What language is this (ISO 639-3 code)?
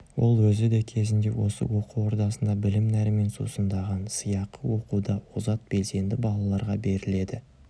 kaz